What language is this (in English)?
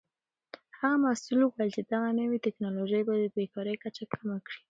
Pashto